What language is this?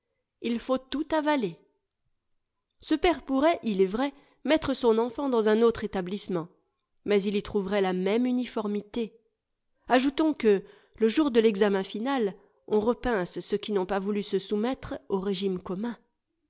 French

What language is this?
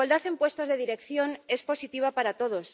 Spanish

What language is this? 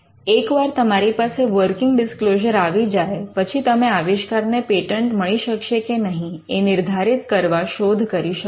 Gujarati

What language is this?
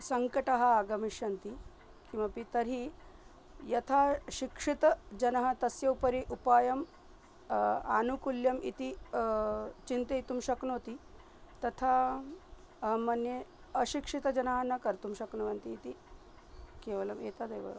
Sanskrit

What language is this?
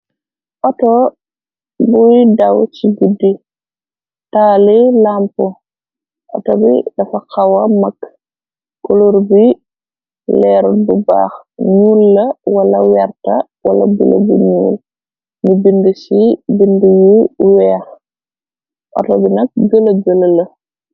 Wolof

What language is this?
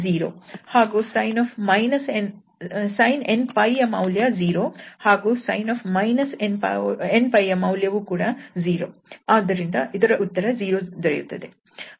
Kannada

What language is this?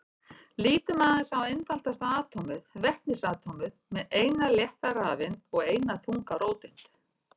Icelandic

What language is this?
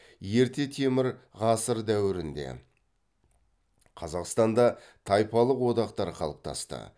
Kazakh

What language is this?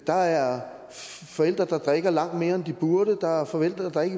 Danish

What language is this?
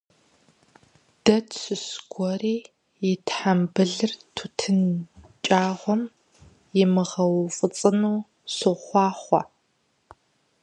Kabardian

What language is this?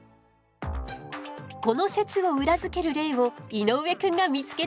Japanese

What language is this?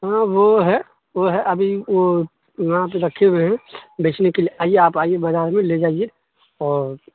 Urdu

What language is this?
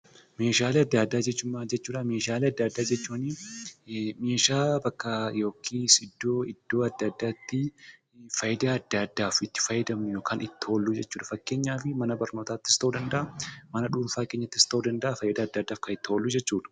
Oromo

